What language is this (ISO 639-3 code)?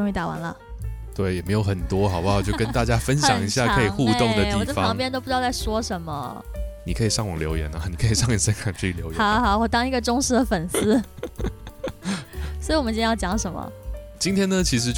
zho